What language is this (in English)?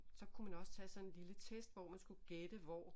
Danish